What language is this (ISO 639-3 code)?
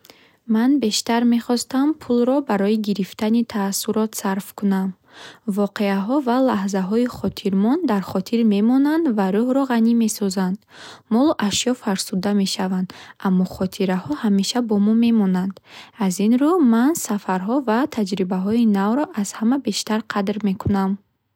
bhh